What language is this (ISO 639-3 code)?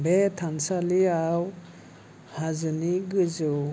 brx